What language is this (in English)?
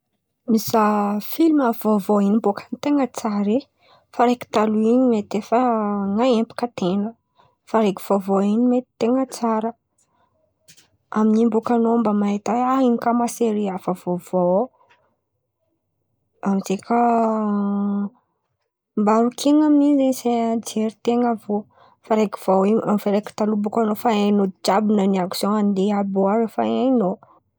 Antankarana Malagasy